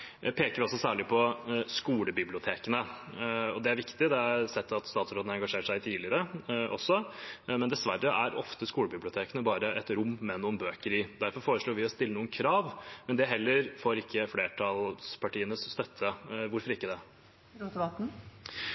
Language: Norwegian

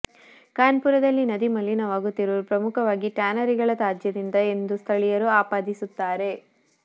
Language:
Kannada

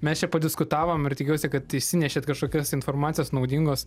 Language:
Lithuanian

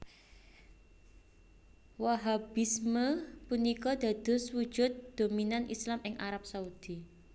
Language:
Javanese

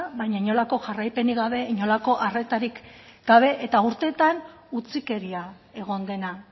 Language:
Basque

